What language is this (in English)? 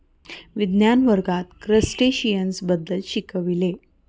Marathi